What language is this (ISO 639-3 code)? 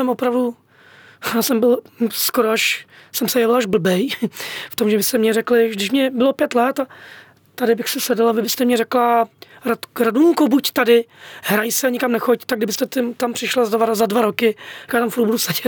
ces